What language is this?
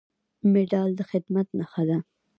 Pashto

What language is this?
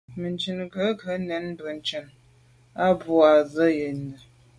Medumba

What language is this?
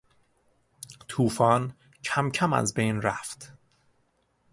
Persian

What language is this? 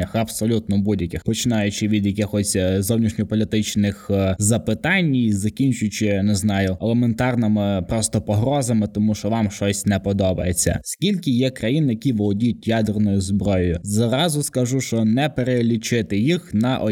Ukrainian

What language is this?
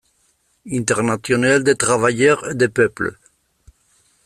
Basque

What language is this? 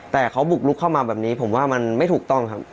Thai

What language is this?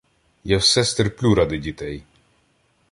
Ukrainian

